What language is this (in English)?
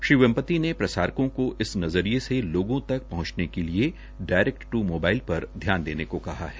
Hindi